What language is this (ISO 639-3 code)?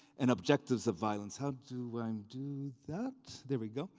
eng